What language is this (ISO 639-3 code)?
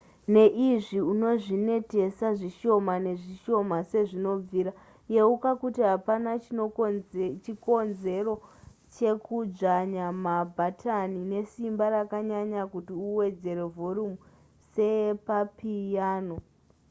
sna